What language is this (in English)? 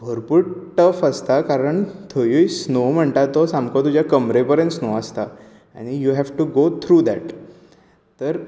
Konkani